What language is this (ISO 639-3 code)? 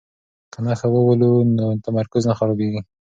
pus